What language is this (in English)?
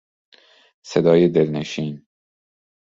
Persian